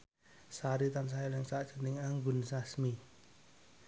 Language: Javanese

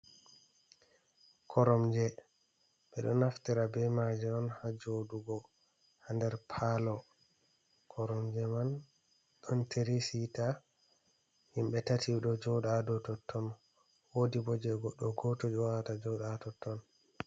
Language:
Fula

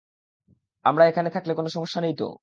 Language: Bangla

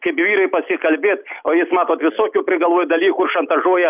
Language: Lithuanian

